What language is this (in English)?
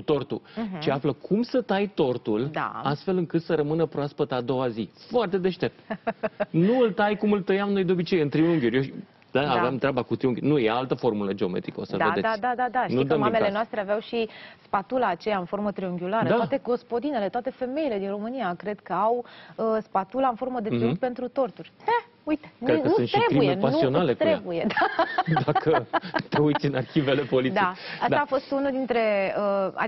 Romanian